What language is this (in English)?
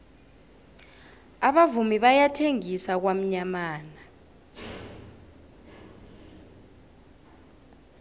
South Ndebele